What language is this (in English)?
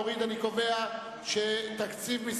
Hebrew